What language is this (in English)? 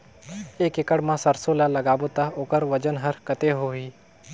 Chhattisgarhi